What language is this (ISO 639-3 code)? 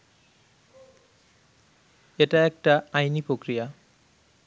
ben